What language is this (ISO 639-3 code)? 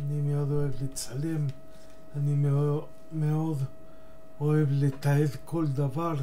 heb